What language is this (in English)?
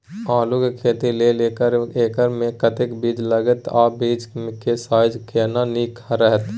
Maithili